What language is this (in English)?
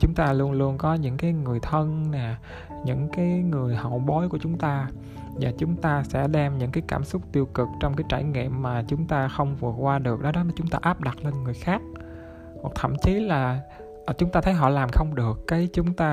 Vietnamese